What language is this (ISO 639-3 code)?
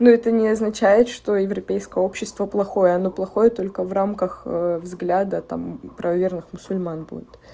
rus